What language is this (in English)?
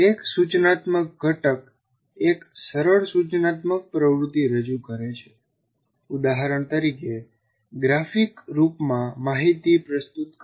Gujarati